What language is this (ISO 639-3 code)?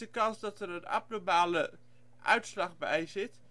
nld